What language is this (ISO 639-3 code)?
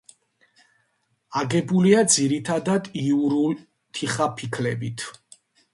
kat